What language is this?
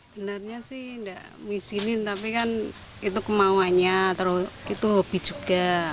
Indonesian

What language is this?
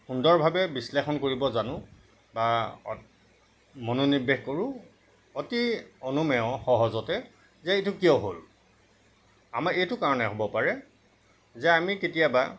Assamese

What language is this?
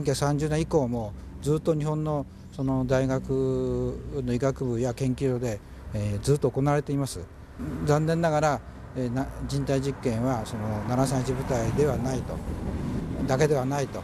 Korean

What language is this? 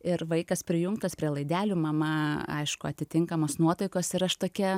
Lithuanian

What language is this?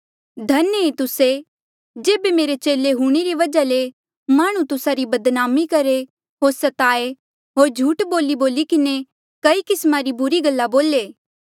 Mandeali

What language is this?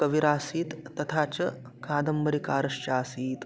Sanskrit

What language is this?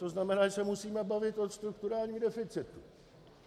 Czech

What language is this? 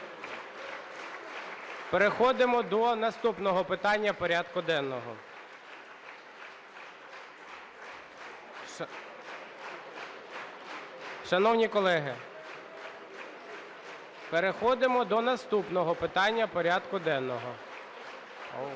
Ukrainian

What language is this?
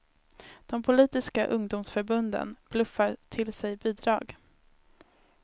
Swedish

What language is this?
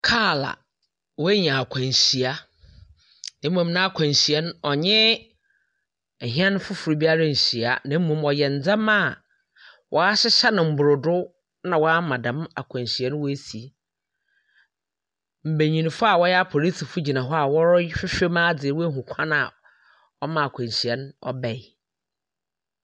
Akan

